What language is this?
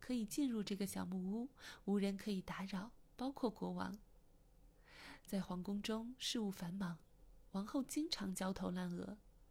Chinese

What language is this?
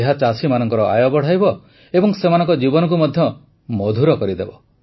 Odia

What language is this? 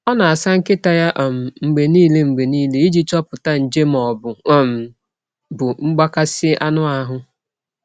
Igbo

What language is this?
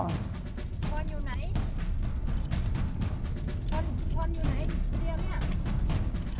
Thai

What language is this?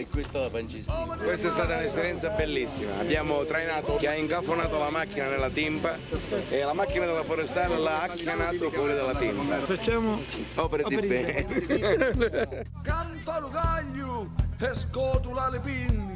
Italian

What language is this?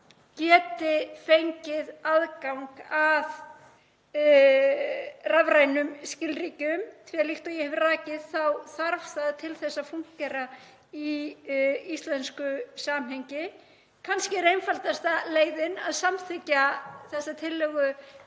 Icelandic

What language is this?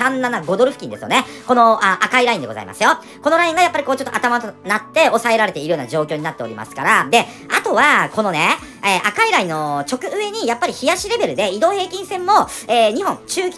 Japanese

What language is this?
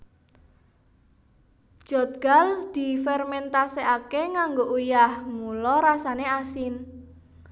Javanese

